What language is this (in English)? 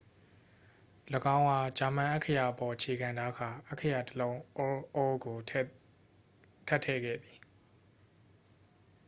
Burmese